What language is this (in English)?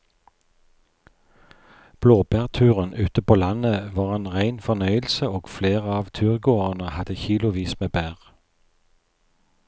Norwegian